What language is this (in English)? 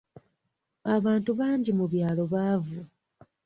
Ganda